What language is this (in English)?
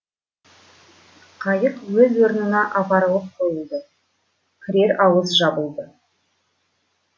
Kazakh